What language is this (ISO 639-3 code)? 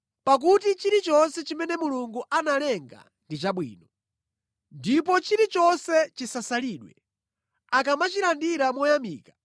nya